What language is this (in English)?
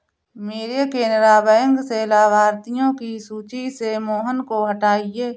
Hindi